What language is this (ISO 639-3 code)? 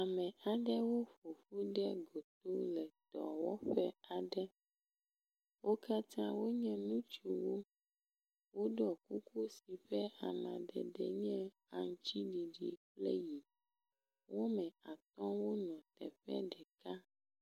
ewe